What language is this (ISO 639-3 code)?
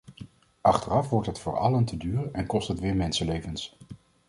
nld